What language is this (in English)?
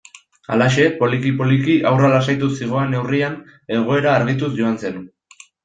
Basque